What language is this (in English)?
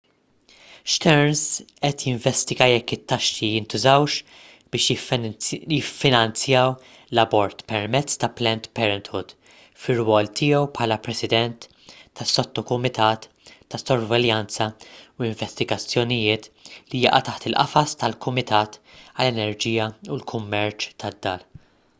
Maltese